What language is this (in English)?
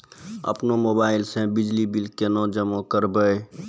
Maithili